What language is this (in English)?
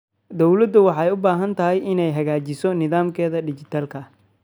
Somali